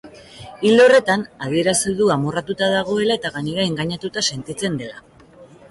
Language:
Basque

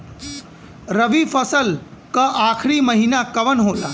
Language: Bhojpuri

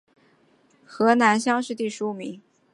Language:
Chinese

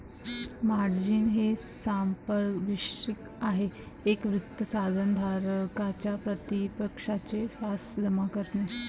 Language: Marathi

